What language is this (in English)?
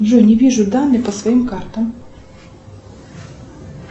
Russian